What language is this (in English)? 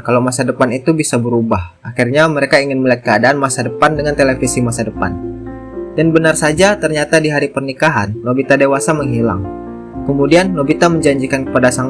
Indonesian